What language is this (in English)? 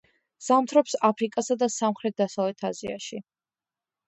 Georgian